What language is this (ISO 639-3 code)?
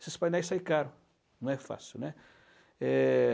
por